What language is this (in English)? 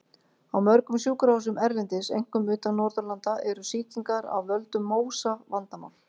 Icelandic